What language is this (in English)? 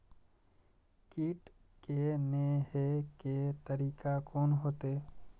Maithili